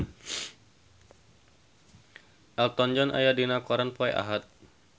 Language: Sundanese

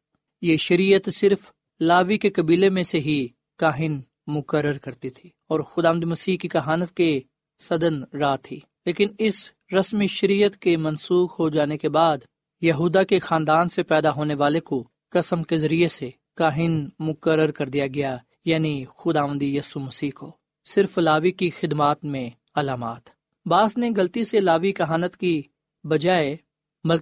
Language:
Urdu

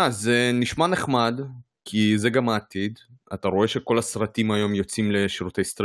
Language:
Hebrew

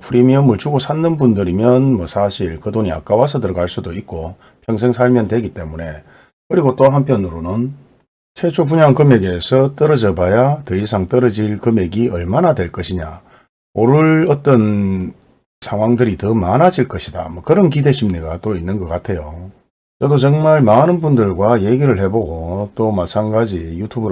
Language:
Korean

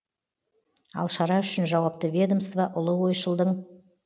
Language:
Kazakh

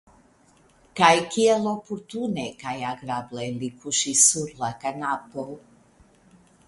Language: Esperanto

